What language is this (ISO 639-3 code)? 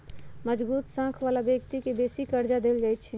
mag